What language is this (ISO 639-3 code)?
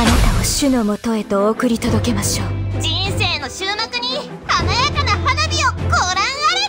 jpn